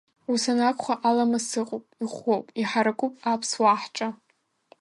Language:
Abkhazian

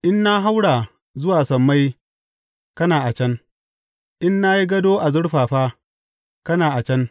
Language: Hausa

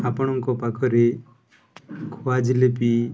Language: Odia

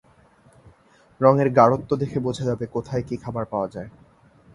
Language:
Bangla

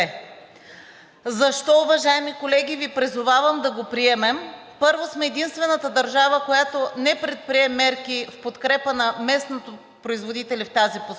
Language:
Bulgarian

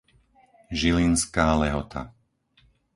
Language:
Slovak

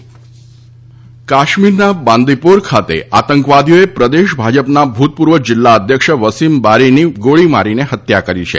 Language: Gujarati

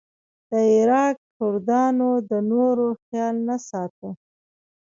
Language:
Pashto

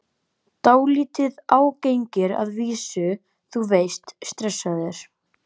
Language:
Icelandic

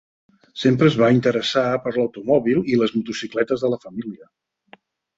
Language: Catalan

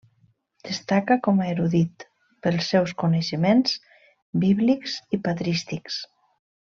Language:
Catalan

